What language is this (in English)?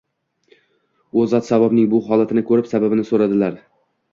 Uzbek